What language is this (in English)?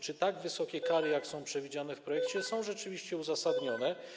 Polish